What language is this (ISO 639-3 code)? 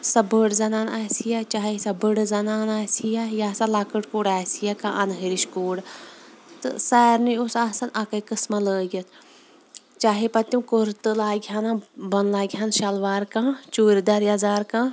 kas